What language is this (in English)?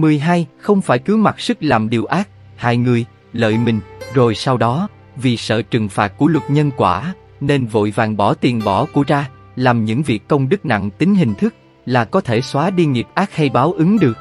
Vietnamese